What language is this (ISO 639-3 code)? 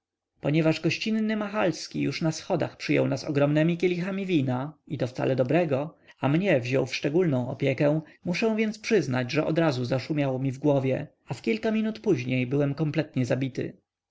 pol